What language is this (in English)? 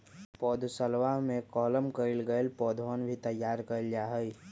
Magahi